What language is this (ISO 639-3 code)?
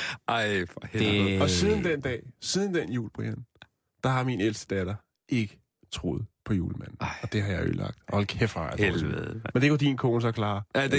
dan